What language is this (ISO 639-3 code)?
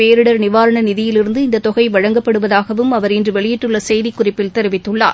tam